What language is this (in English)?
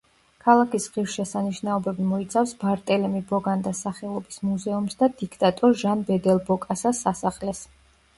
Georgian